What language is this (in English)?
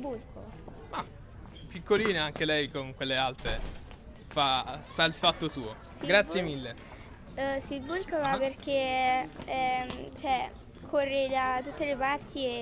Italian